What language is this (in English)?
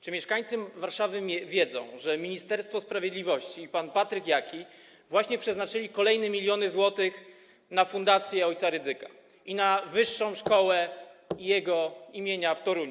Polish